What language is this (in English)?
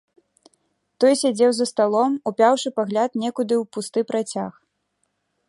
Belarusian